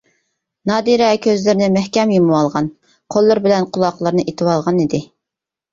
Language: Uyghur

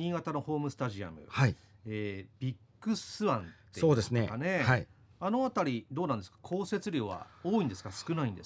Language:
Japanese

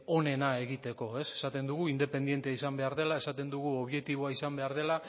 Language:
Basque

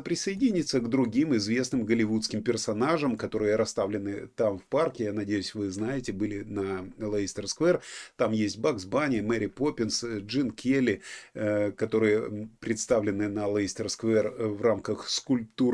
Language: Russian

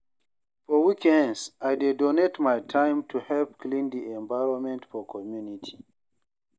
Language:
Nigerian Pidgin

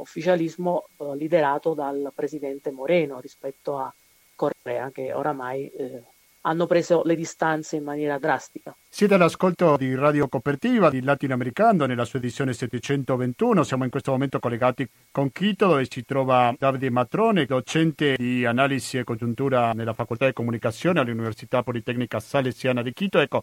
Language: Italian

